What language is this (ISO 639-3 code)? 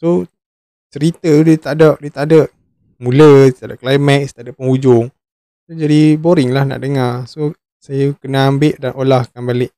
msa